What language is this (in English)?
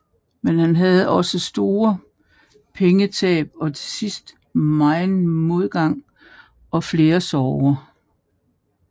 Danish